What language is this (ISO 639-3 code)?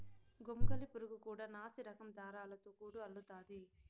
tel